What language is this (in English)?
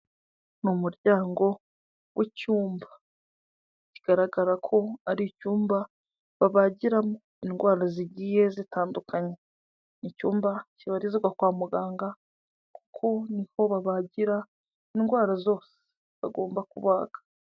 Kinyarwanda